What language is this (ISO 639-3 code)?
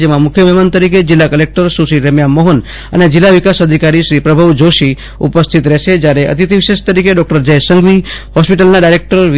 guj